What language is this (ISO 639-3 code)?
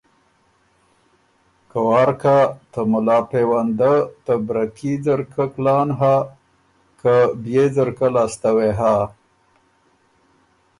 oru